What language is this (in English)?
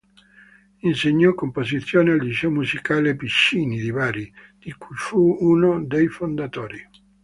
Italian